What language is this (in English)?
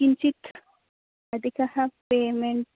Sanskrit